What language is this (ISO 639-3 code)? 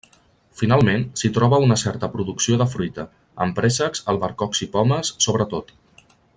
cat